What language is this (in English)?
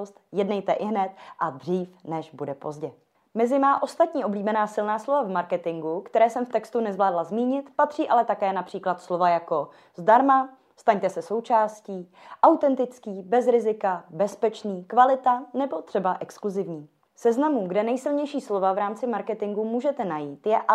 Czech